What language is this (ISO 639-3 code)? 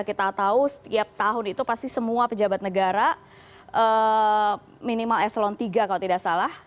ind